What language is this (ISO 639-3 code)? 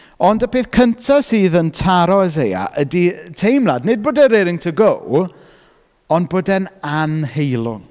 cym